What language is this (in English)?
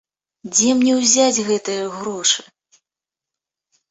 Belarusian